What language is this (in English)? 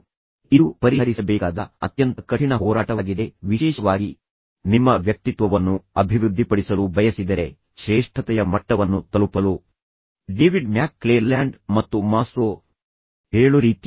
Kannada